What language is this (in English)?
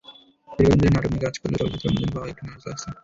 Bangla